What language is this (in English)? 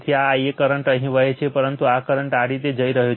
Gujarati